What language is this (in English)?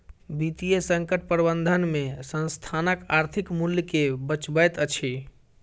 Maithili